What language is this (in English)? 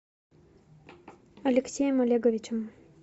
Russian